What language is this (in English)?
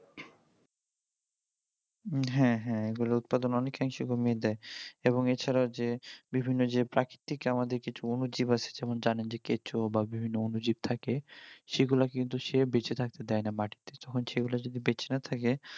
Bangla